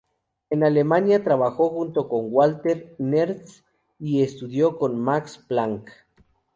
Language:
Spanish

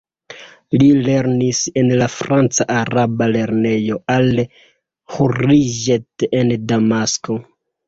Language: Esperanto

